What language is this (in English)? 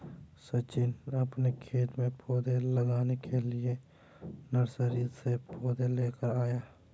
Hindi